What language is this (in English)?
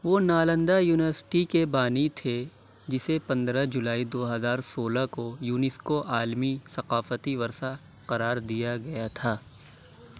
Urdu